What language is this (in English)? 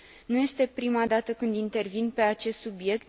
Romanian